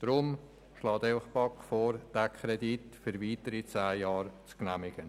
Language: Swiss German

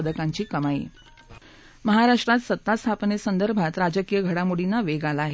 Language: Marathi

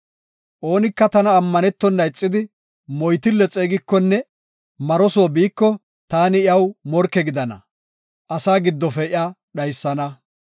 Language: Gofa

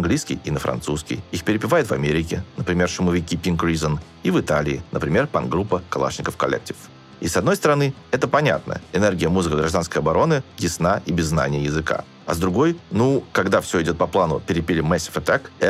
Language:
Russian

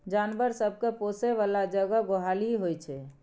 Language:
Maithili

